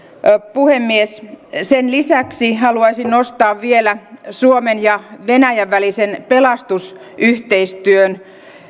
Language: Finnish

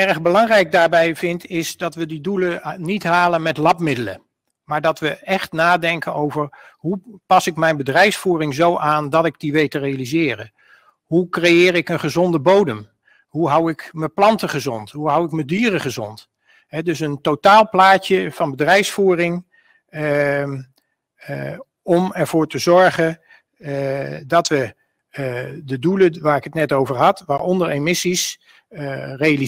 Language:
Dutch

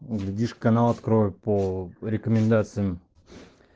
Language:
Russian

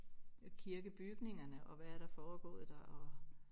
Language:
Danish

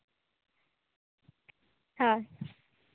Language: Santali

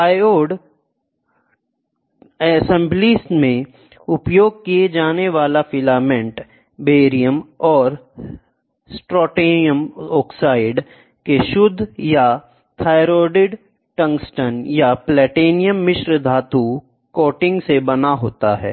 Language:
Hindi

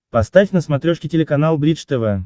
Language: Russian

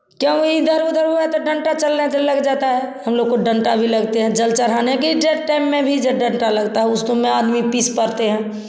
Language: Hindi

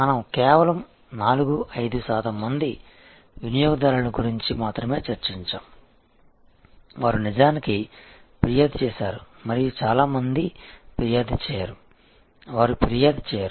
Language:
Telugu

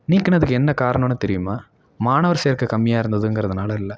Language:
Tamil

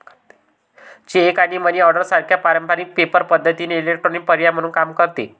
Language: Marathi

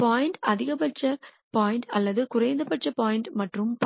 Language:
Tamil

